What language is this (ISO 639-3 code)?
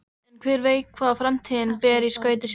isl